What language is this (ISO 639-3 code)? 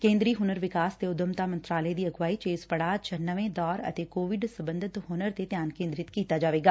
pan